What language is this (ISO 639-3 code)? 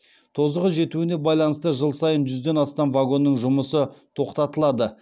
kaz